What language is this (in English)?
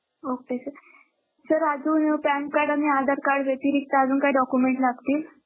Marathi